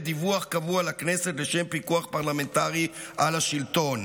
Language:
Hebrew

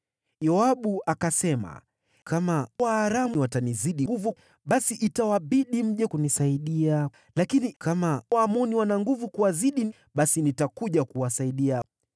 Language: Swahili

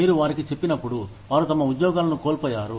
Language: Telugu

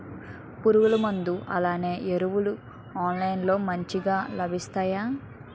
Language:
Telugu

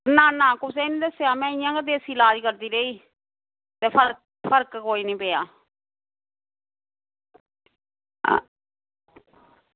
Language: Dogri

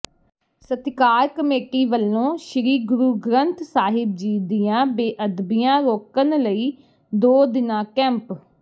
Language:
Punjabi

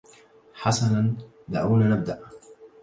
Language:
Arabic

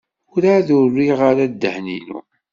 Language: Kabyle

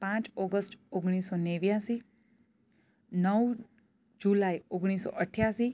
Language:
Gujarati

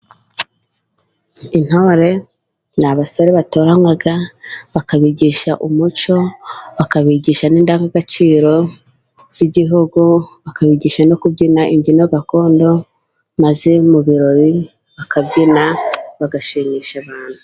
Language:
Kinyarwanda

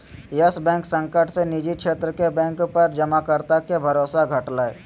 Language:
Magahi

